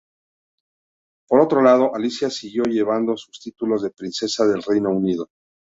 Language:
Spanish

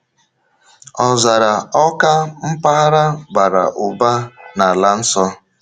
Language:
Igbo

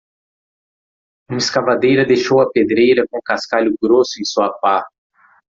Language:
Portuguese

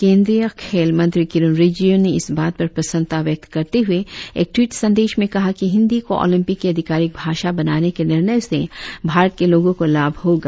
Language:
Hindi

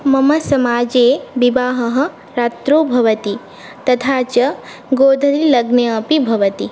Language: Sanskrit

